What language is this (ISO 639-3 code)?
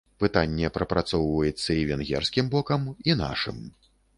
bel